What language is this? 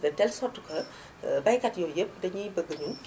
Wolof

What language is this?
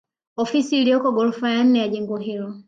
Swahili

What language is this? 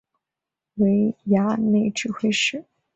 Chinese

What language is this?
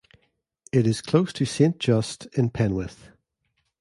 English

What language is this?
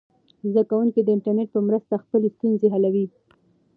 Pashto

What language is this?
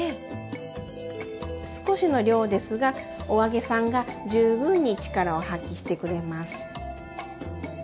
Japanese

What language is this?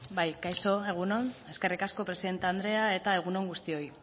Basque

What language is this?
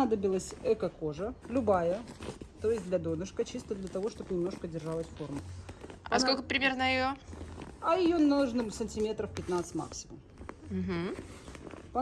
Russian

